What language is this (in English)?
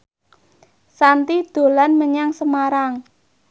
Javanese